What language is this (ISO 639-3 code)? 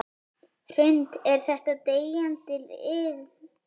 isl